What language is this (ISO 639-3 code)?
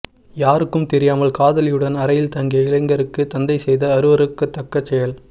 tam